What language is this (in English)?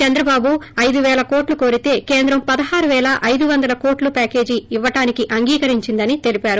Telugu